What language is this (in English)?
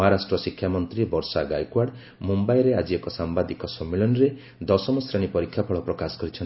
Odia